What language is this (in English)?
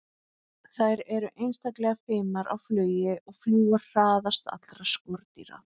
Icelandic